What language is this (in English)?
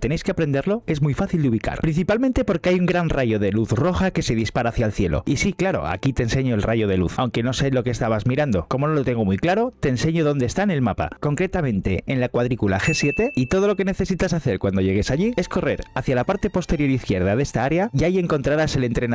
Spanish